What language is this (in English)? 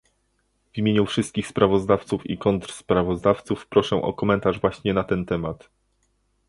Polish